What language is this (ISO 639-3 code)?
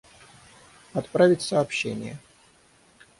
rus